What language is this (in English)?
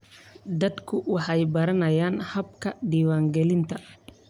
Somali